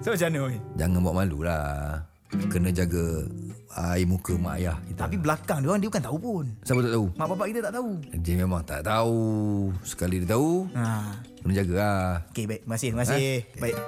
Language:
Malay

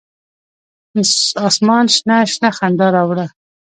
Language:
Pashto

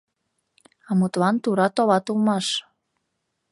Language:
Mari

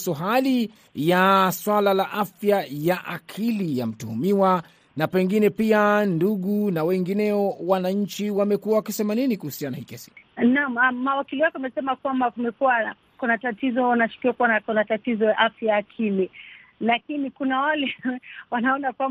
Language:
Swahili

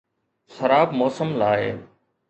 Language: Sindhi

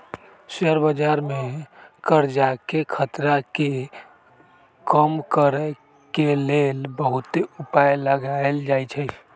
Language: Magahi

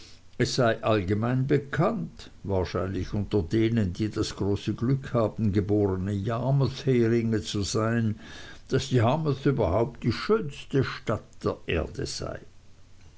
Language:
German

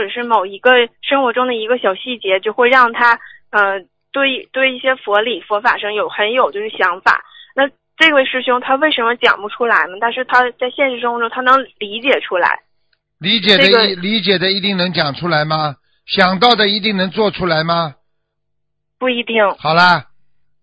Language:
Chinese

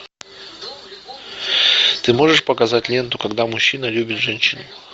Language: Russian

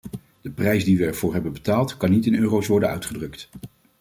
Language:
Dutch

